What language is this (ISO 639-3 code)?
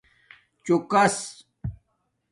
dmk